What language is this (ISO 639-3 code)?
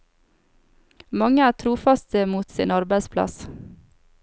nor